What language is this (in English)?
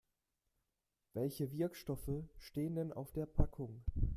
German